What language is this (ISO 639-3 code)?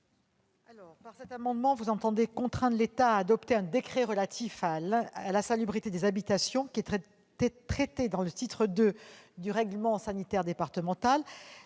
fra